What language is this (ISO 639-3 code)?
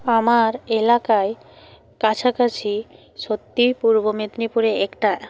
ben